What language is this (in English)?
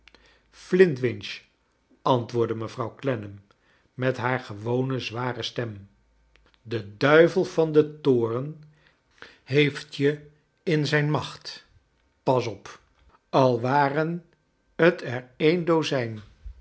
Dutch